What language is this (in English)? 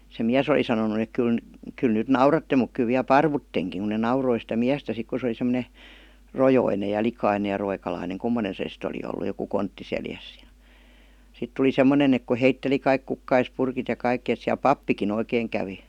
Finnish